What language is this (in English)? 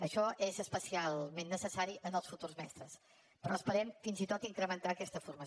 Catalan